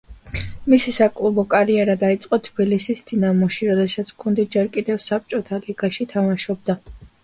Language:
Georgian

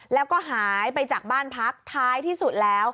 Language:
Thai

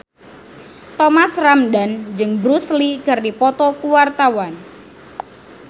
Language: Sundanese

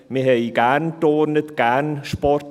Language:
Swiss German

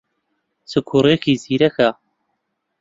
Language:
Central Kurdish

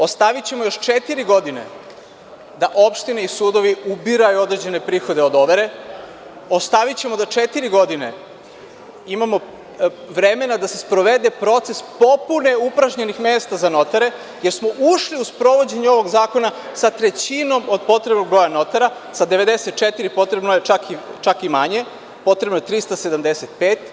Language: Serbian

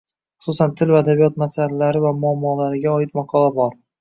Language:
Uzbek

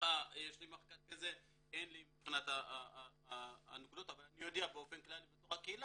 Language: Hebrew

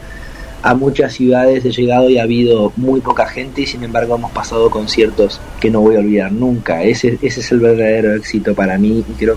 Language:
Spanish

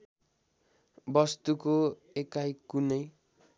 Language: Nepali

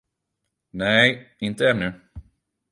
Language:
Swedish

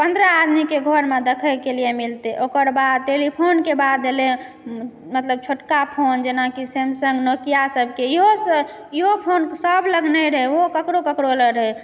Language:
Maithili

